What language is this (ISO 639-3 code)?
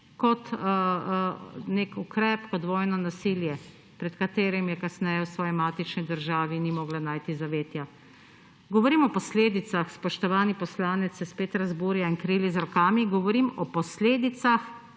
slv